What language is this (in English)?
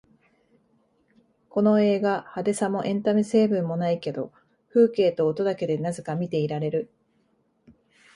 Japanese